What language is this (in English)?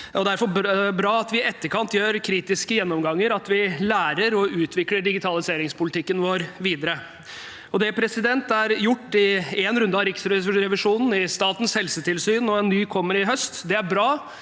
Norwegian